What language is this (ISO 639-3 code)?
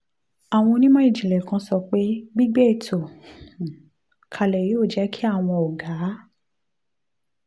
yor